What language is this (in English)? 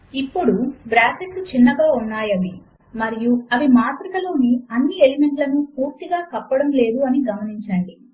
Telugu